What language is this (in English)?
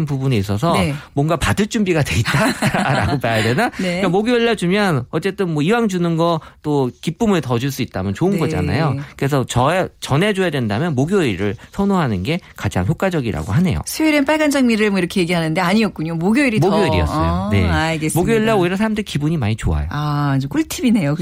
Korean